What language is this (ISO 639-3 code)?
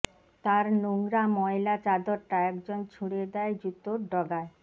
ben